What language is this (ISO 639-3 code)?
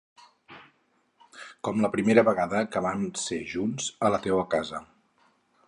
cat